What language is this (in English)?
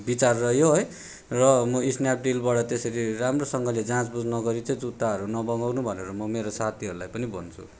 Nepali